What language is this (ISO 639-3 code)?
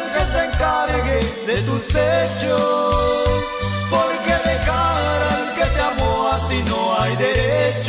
spa